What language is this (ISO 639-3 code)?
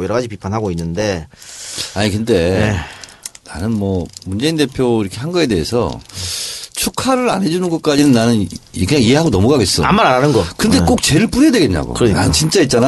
kor